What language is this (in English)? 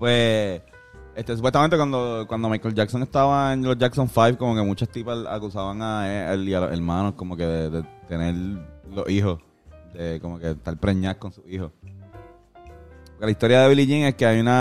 Spanish